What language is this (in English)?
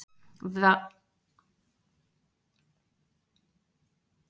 Icelandic